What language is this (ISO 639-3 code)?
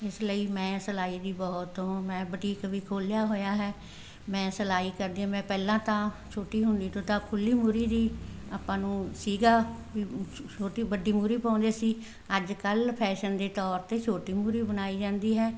pan